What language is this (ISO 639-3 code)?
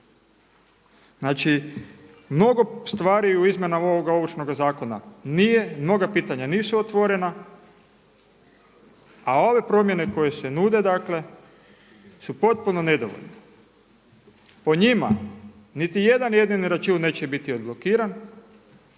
hrv